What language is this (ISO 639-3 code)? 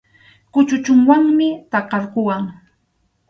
qxu